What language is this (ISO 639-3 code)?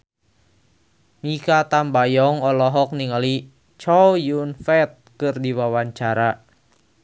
sun